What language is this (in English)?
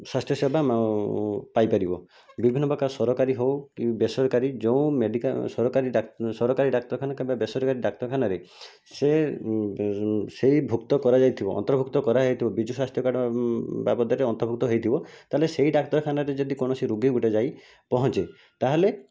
Odia